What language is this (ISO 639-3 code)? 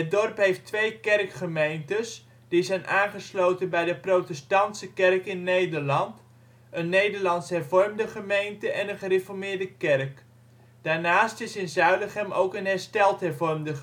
nld